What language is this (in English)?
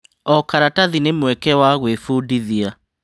Kikuyu